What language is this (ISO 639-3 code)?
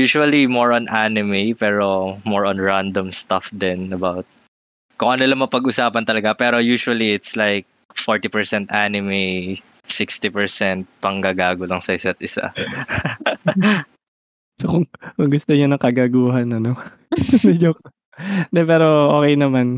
fil